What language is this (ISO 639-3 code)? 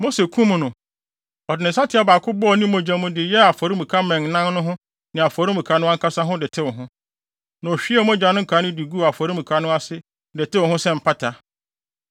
aka